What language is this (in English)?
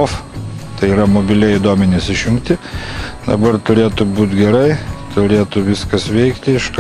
Lithuanian